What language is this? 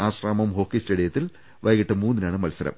Malayalam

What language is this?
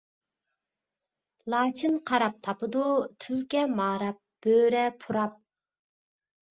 Uyghur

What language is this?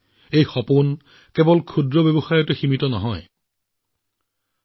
Assamese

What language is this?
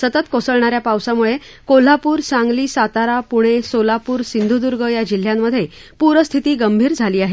Marathi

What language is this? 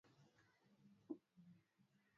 Swahili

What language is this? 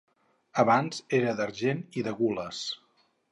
Catalan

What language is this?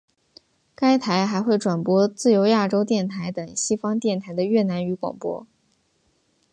Chinese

